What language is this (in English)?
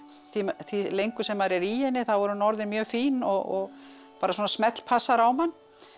Icelandic